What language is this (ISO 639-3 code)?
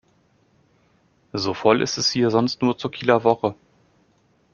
deu